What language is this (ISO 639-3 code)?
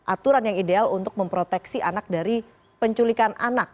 ind